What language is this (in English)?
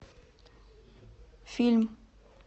Russian